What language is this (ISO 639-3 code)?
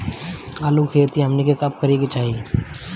bho